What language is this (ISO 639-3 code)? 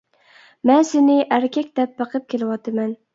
uig